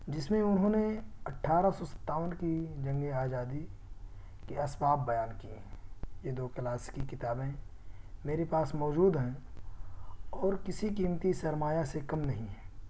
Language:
Urdu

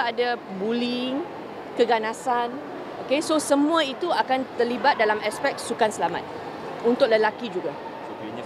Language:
Malay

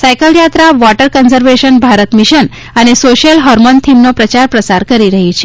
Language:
Gujarati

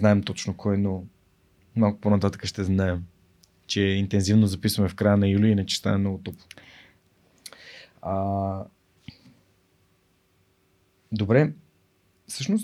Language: Bulgarian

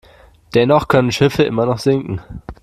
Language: German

